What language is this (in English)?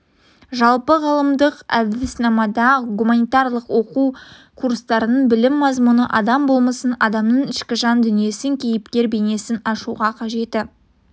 Kazakh